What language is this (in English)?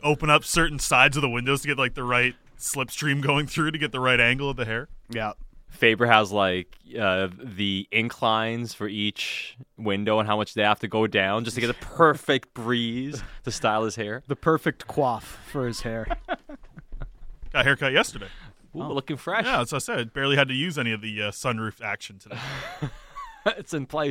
English